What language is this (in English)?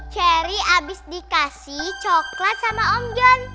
Indonesian